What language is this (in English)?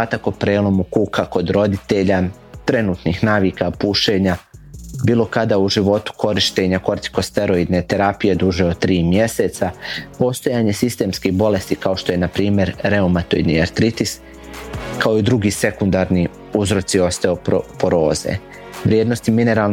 Croatian